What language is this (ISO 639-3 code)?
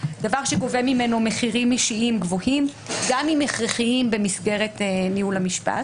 heb